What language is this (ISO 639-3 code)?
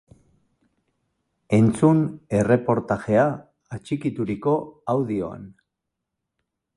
eus